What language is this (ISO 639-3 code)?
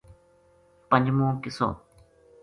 gju